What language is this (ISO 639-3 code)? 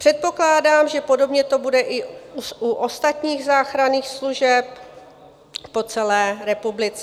ces